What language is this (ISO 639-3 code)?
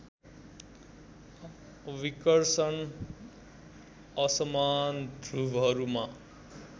nep